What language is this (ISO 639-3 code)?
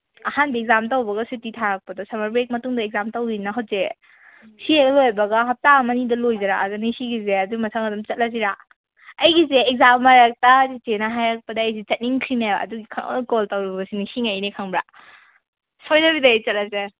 mni